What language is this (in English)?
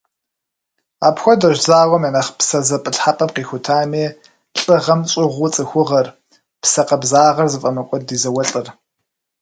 Kabardian